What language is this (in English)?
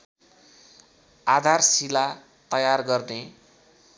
Nepali